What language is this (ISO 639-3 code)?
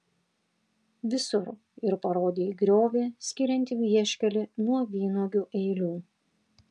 lit